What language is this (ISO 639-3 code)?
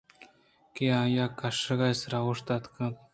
bgp